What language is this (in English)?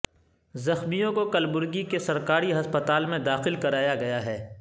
Urdu